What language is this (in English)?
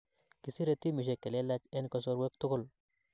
Kalenjin